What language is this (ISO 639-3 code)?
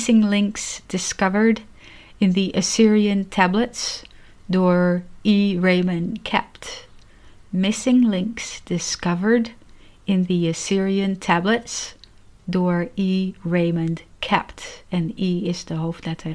nld